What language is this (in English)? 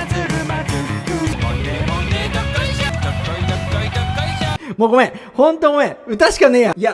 Japanese